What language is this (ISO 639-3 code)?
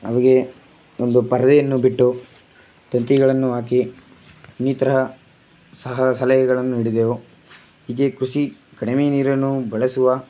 kan